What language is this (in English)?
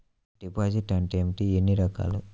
Telugu